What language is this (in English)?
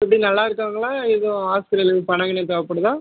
Tamil